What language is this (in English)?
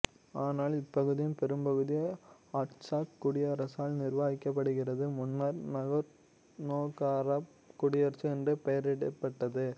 Tamil